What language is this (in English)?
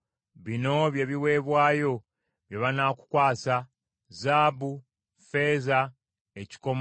Ganda